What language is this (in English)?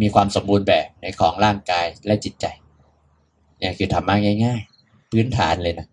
Thai